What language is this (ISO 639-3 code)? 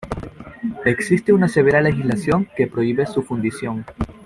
spa